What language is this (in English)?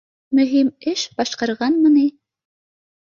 Bashkir